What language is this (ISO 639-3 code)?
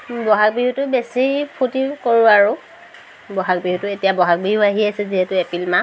asm